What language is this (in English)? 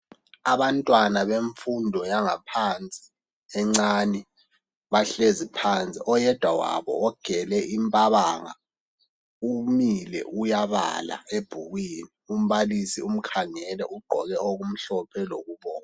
North Ndebele